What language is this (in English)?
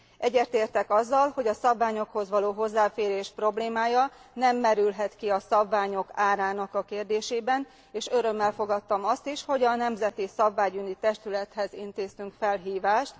Hungarian